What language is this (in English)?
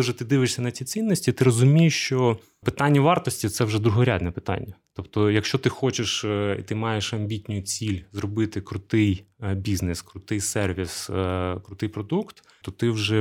Ukrainian